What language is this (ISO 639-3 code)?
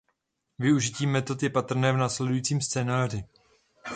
ces